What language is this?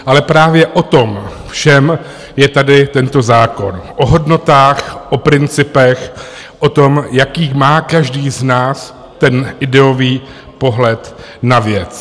Czech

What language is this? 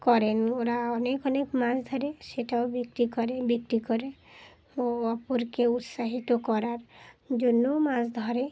Bangla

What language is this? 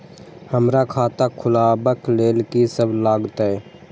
Maithili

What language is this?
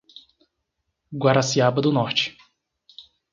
Portuguese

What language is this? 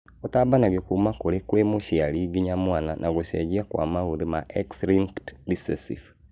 Kikuyu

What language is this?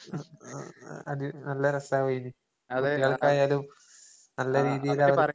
Malayalam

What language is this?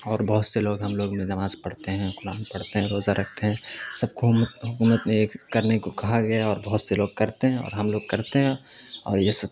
Urdu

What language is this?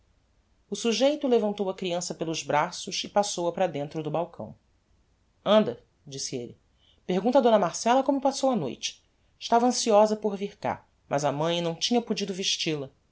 Portuguese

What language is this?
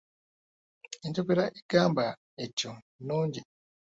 Ganda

